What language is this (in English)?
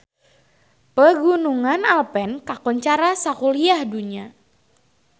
Sundanese